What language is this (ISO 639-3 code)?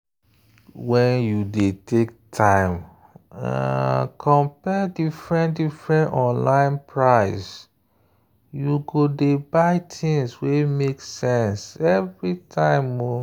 pcm